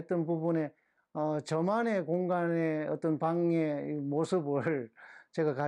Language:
Korean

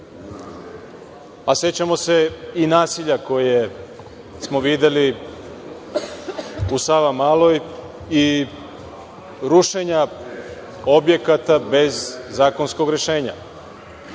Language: Serbian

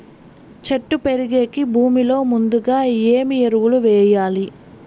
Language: Telugu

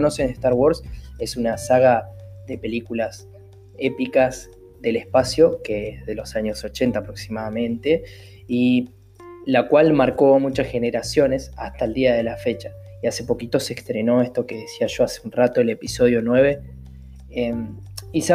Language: Spanish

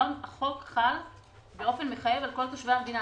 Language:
Hebrew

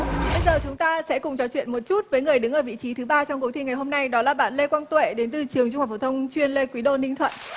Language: Vietnamese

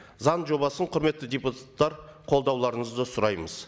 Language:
Kazakh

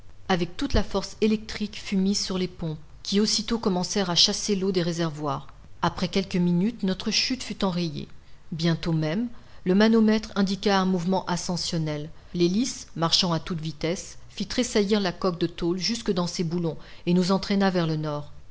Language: French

